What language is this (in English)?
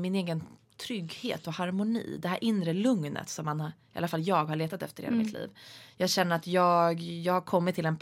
Swedish